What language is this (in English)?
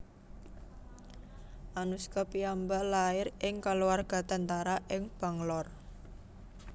Javanese